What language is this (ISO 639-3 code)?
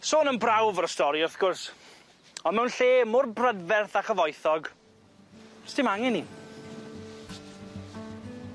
cym